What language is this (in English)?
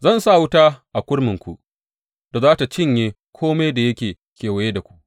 Hausa